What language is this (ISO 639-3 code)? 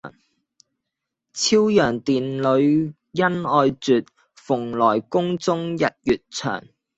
yue